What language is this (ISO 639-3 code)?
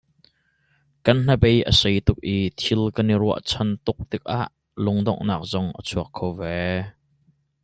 cnh